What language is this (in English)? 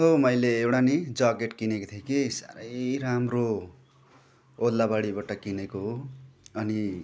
Nepali